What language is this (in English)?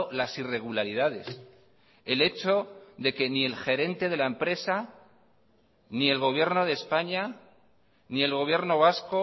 Spanish